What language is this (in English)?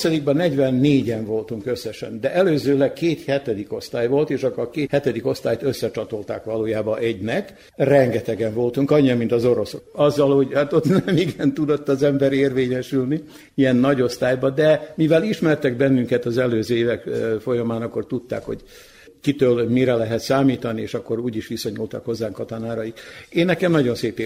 Hungarian